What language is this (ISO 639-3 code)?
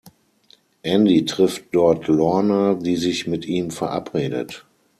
deu